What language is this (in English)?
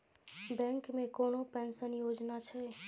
Maithili